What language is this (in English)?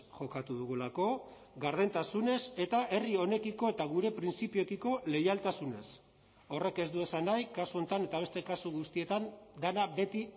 Basque